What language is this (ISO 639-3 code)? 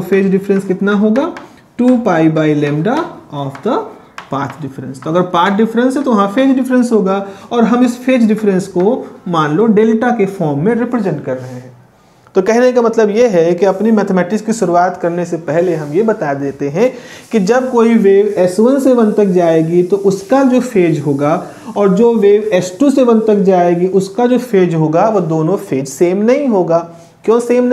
hin